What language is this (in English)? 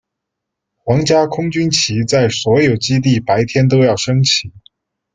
Chinese